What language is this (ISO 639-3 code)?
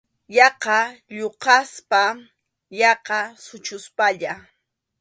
qxu